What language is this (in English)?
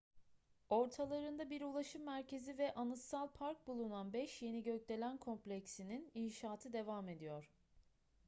Turkish